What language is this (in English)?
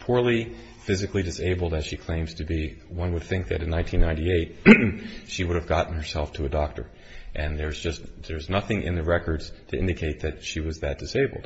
English